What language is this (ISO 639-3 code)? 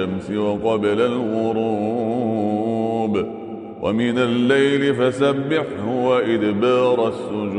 ara